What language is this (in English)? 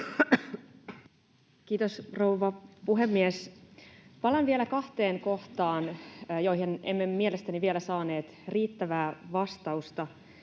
Finnish